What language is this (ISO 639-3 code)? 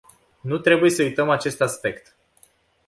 ron